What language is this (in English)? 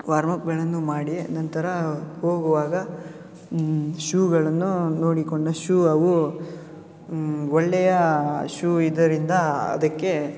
Kannada